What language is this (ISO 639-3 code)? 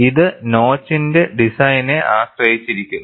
mal